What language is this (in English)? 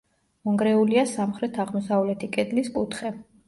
Georgian